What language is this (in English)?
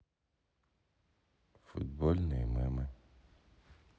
Russian